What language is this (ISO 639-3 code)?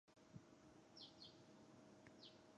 zho